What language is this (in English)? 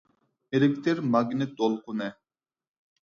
Uyghur